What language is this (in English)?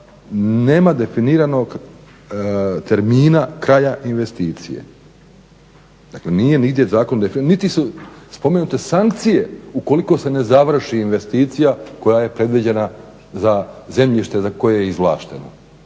Croatian